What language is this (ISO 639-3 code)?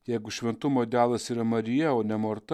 lit